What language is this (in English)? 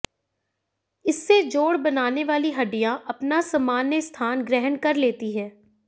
Hindi